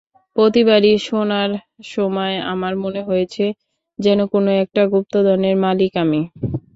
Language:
Bangla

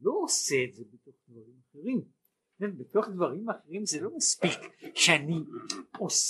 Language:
Hebrew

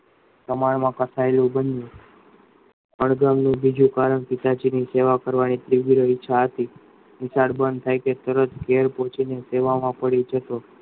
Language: Gujarati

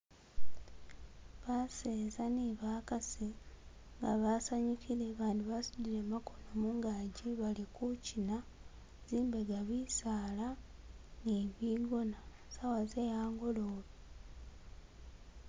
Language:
Masaaba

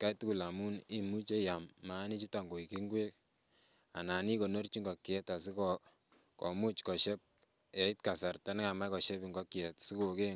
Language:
Kalenjin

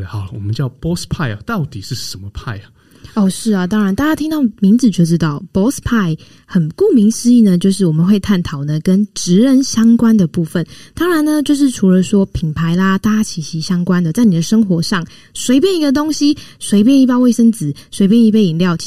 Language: Chinese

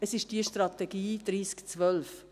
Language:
Swiss German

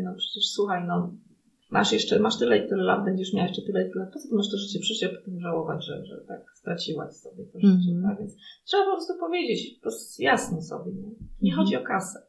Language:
Polish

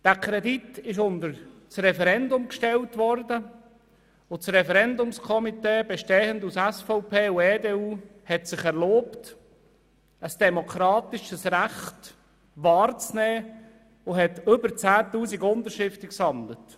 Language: Swiss German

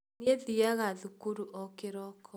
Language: Kikuyu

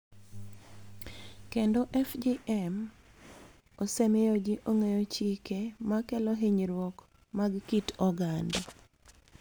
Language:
Luo (Kenya and Tanzania)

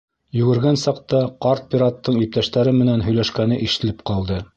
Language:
Bashkir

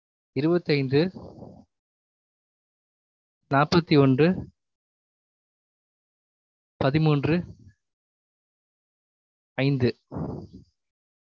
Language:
Tamil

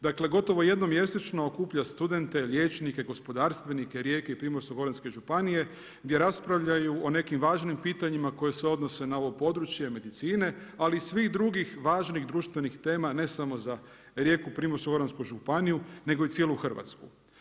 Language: Croatian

